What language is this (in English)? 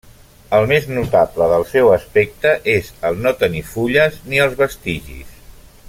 Catalan